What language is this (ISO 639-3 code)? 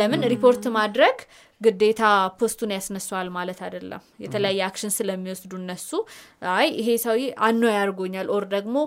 amh